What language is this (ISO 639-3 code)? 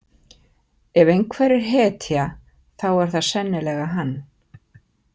isl